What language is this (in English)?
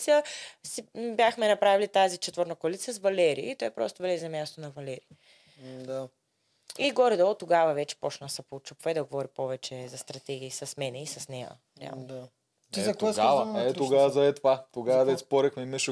Bulgarian